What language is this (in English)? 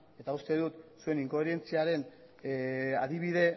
Basque